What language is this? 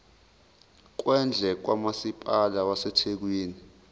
Zulu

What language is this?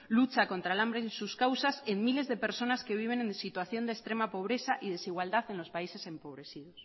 Spanish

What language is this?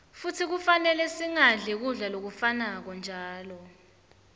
Swati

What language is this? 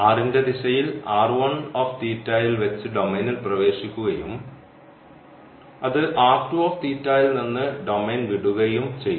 Malayalam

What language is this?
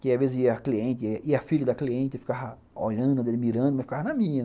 Portuguese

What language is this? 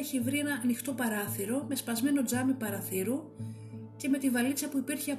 Greek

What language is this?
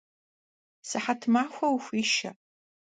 Kabardian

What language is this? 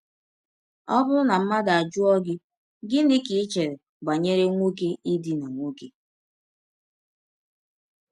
Igbo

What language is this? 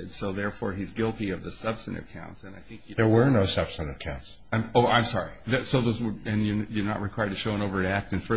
English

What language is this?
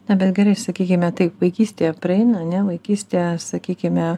Lithuanian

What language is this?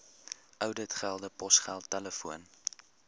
Afrikaans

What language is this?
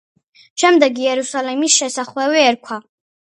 Georgian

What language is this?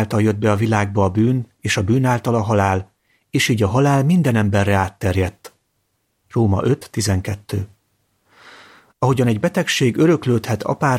Hungarian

